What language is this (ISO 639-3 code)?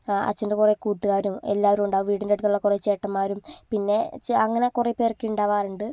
mal